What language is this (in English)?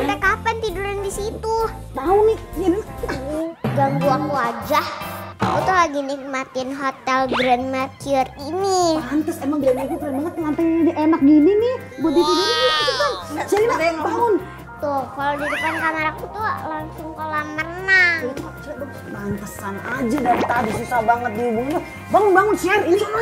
Indonesian